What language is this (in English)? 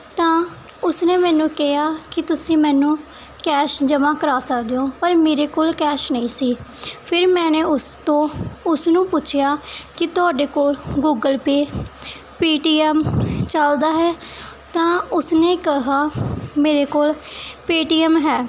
Punjabi